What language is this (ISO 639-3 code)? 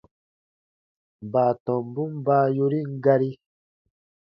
bba